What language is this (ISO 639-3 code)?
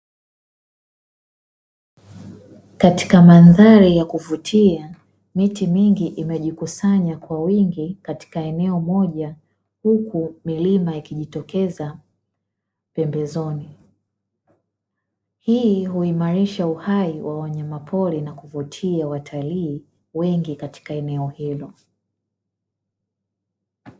swa